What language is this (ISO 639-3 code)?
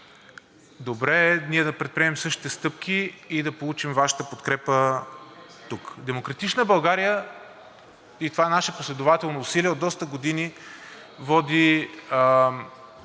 bul